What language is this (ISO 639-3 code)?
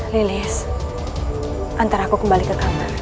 ind